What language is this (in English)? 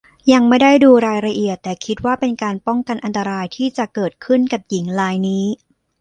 Thai